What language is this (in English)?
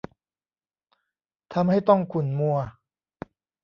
Thai